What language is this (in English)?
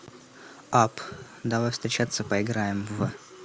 Russian